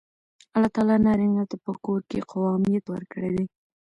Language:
Pashto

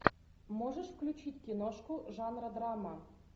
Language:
Russian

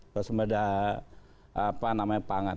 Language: Indonesian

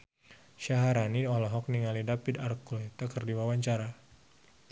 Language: Sundanese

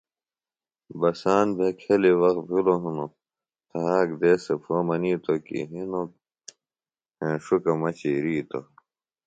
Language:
Phalura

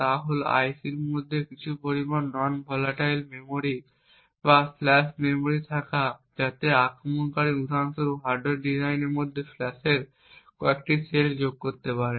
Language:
Bangla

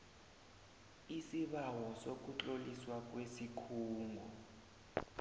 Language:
South Ndebele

